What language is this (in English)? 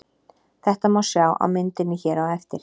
Icelandic